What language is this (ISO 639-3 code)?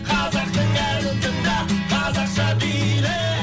kaz